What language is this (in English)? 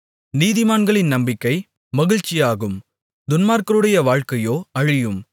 Tamil